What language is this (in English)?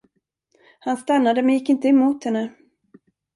Swedish